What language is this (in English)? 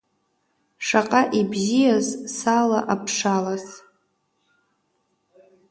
Abkhazian